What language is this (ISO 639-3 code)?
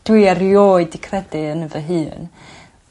cym